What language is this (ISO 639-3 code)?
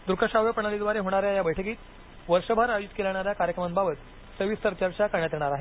mar